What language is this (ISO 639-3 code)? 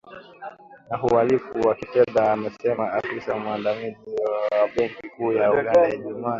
swa